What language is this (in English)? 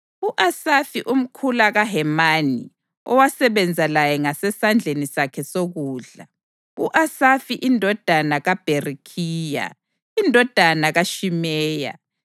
North Ndebele